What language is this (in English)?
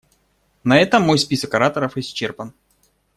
Russian